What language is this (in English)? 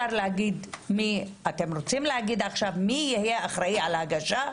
Hebrew